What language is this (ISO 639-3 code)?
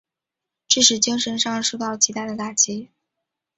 zho